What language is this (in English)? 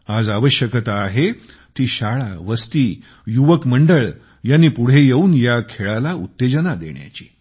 Marathi